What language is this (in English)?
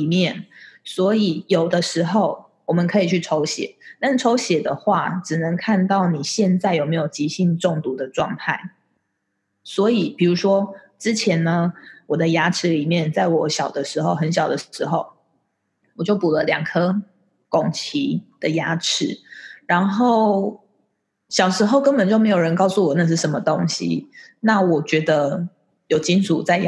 Chinese